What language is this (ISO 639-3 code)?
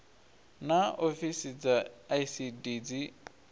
ven